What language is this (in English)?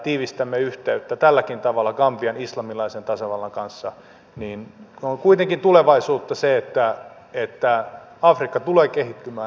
Finnish